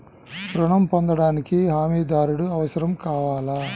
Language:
Telugu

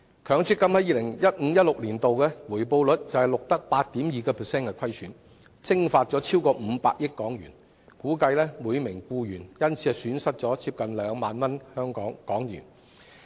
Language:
Cantonese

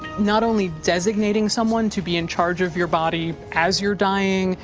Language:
English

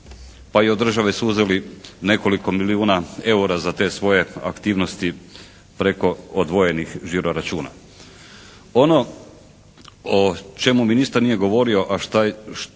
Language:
Croatian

